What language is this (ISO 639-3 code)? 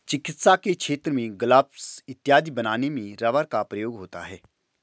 hin